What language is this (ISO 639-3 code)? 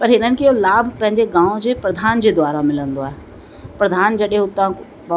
snd